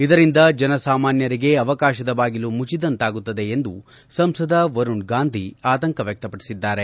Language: Kannada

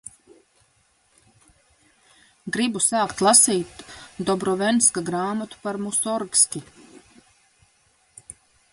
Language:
Latvian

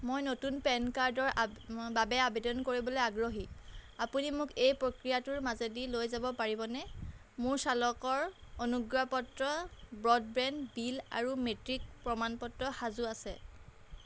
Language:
Assamese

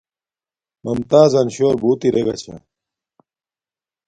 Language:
Domaaki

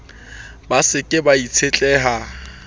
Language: Southern Sotho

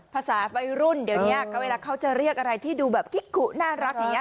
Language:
Thai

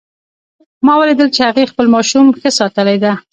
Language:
Pashto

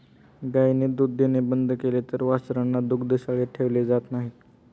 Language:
Marathi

